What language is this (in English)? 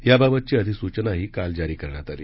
Marathi